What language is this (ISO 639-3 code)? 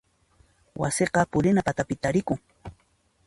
qxp